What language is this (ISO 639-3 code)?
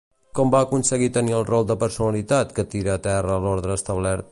cat